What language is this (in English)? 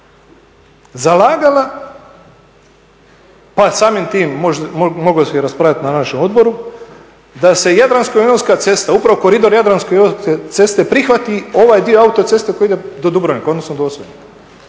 Croatian